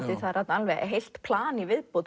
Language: Icelandic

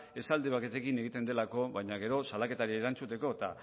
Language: Basque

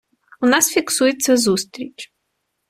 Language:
Ukrainian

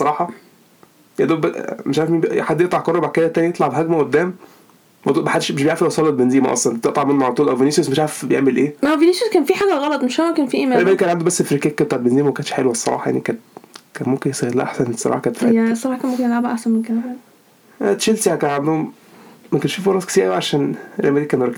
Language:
Arabic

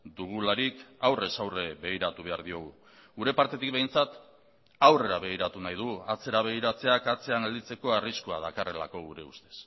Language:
Basque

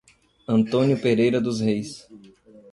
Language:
Portuguese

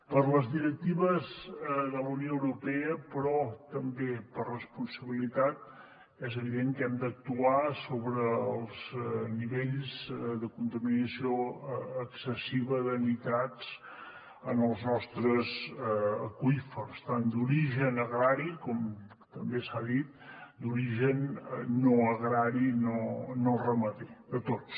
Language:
Catalan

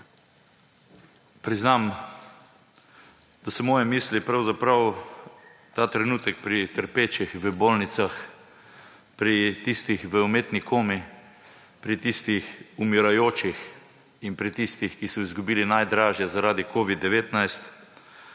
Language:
Slovenian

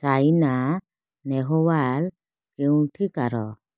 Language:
Odia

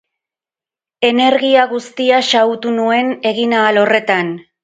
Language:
Basque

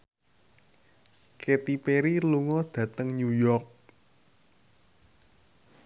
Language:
Javanese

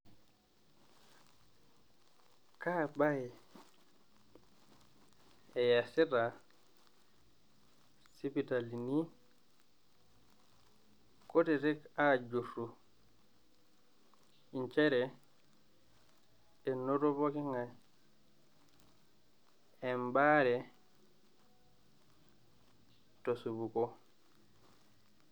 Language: Masai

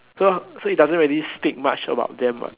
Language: English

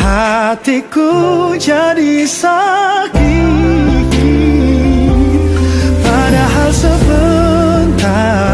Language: Indonesian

